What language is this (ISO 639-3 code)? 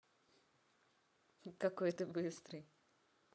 rus